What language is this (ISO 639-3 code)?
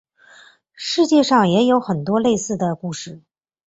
zho